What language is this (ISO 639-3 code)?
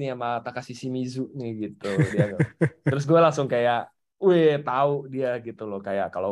ind